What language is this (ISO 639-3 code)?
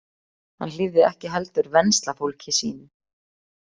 isl